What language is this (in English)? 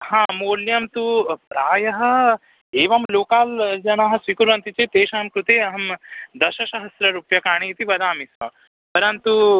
Sanskrit